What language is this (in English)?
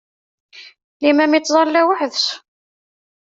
Kabyle